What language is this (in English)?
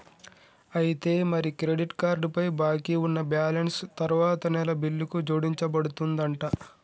Telugu